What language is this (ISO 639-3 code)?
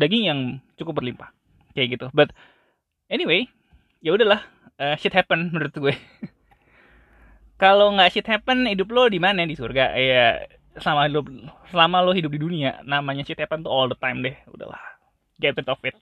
ind